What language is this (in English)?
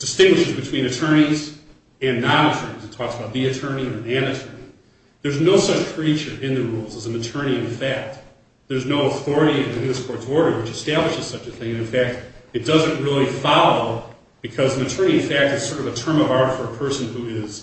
English